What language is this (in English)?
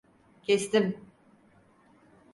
Turkish